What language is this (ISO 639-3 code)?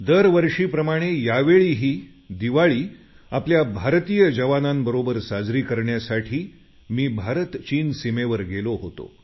mar